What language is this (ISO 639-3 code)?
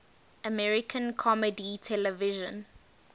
eng